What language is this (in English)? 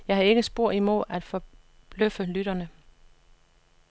Danish